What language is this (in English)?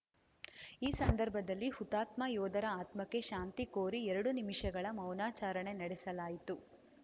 Kannada